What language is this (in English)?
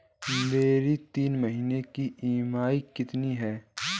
Hindi